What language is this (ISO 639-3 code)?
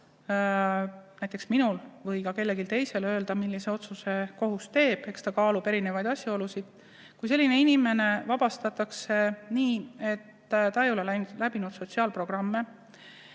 est